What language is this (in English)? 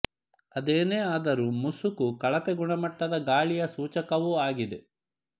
Kannada